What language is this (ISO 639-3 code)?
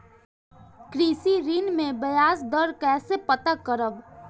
bho